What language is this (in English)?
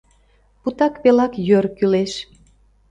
Mari